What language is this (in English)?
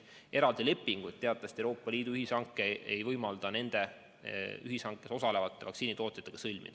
Estonian